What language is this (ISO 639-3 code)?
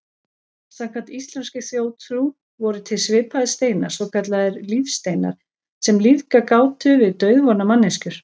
isl